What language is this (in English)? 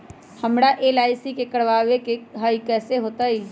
Magahi